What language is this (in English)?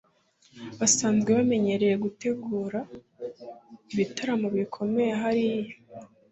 Kinyarwanda